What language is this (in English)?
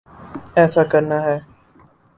Urdu